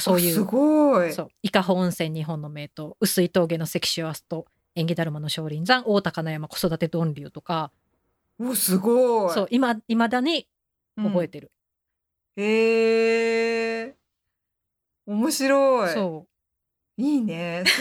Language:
Japanese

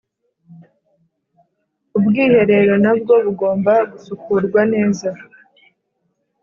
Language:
Kinyarwanda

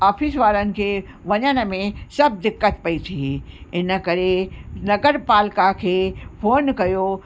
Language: Sindhi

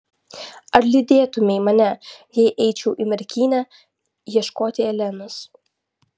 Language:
Lithuanian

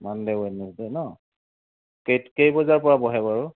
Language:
Assamese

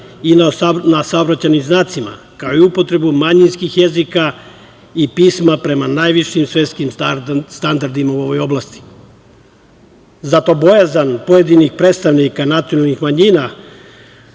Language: Serbian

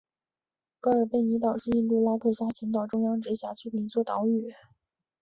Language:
Chinese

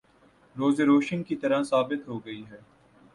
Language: Urdu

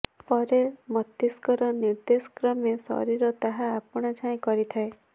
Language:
Odia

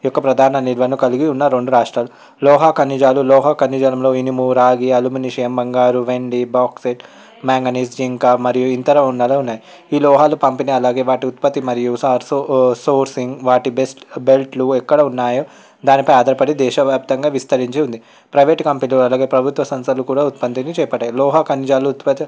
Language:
Telugu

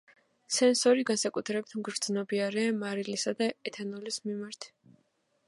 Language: Georgian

